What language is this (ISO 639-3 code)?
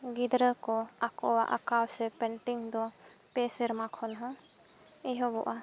sat